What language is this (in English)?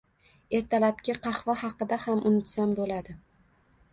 Uzbek